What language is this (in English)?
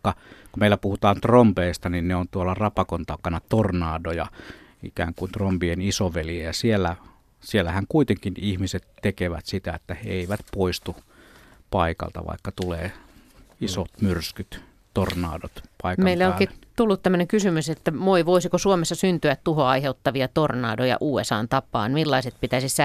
Finnish